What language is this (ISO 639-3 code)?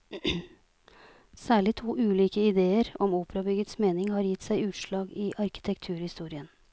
nor